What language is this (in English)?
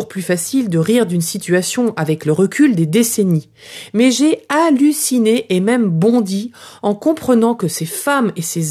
French